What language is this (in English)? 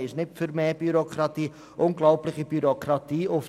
Swiss German